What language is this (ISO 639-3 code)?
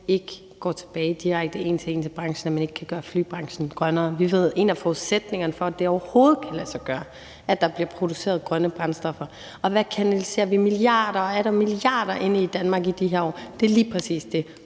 dan